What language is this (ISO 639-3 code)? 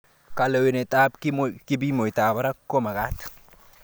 kln